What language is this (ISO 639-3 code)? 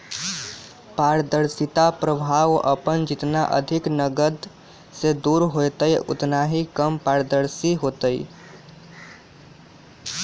mag